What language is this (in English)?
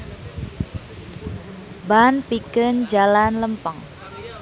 Sundanese